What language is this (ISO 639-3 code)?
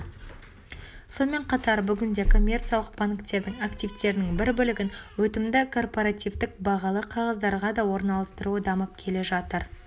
kaz